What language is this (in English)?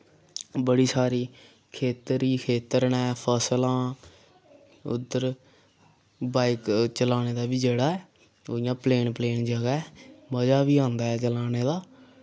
Dogri